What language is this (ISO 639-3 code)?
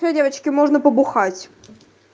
rus